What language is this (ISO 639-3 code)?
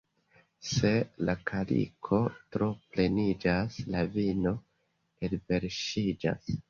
epo